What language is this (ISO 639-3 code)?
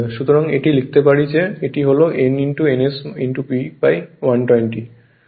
ben